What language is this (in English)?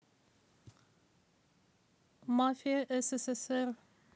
Russian